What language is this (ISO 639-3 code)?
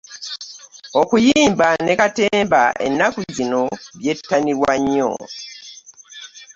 lug